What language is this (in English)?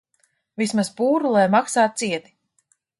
Latvian